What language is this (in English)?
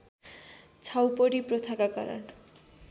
Nepali